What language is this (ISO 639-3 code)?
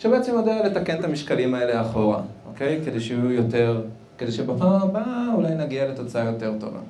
heb